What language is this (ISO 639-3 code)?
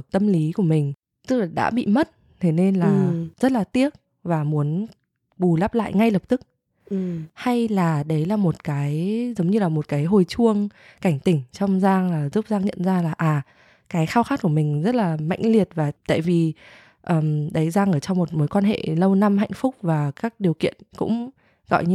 vie